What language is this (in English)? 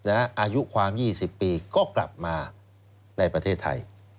Thai